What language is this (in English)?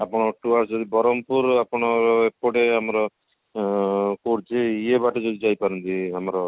Odia